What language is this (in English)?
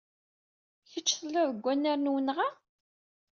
Kabyle